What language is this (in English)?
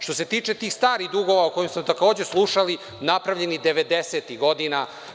Serbian